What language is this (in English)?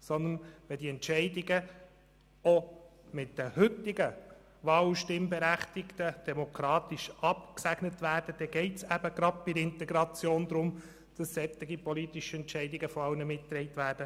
Swiss German